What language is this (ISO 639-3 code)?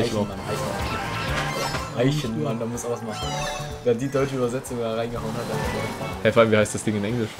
deu